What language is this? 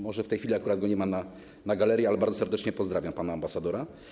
Polish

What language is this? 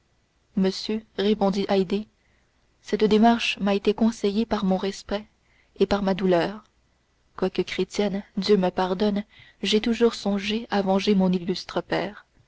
French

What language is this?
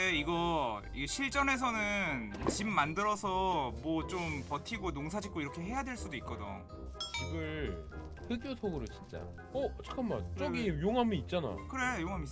Korean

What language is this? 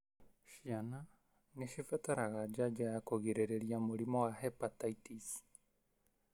Kikuyu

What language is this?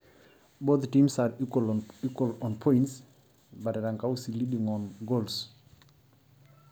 Masai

